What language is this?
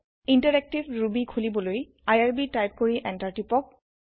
Assamese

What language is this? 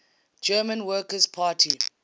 English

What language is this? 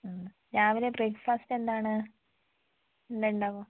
Malayalam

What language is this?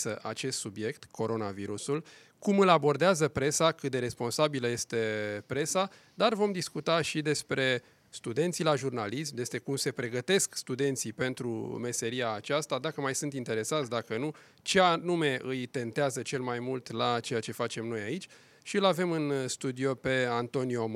Romanian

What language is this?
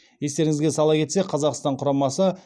Kazakh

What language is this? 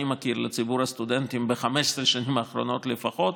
Hebrew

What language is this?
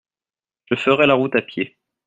French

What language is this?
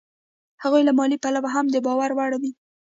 Pashto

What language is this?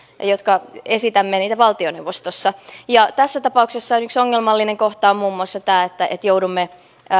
Finnish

